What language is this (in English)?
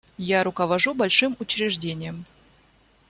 Russian